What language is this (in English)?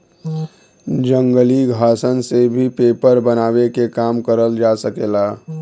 Bhojpuri